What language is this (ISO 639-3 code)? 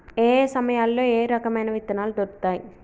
tel